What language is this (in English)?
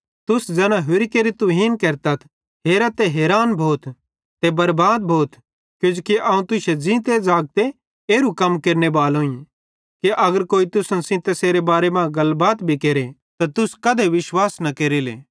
Bhadrawahi